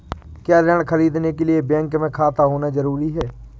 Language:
Hindi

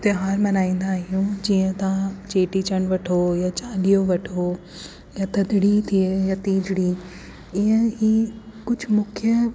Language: Sindhi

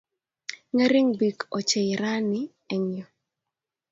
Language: Kalenjin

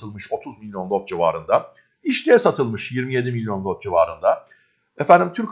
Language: Turkish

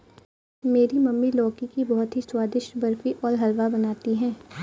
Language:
Hindi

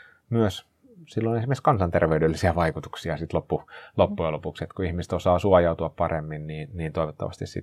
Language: Finnish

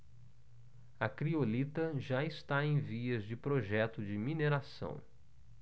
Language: Portuguese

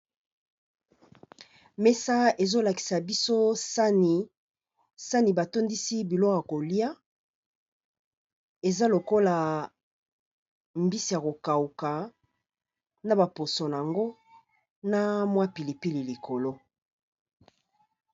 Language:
Lingala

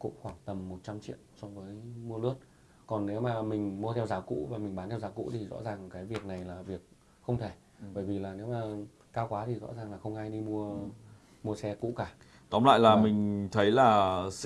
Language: Vietnamese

